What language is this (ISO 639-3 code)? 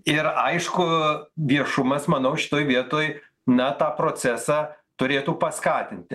lit